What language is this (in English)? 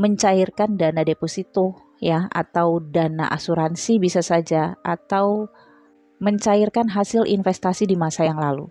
Indonesian